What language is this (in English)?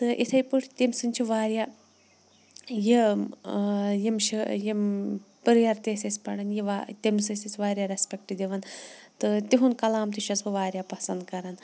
Kashmiri